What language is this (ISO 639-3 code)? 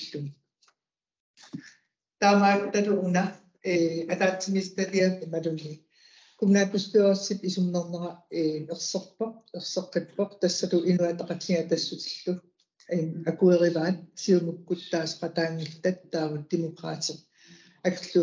ara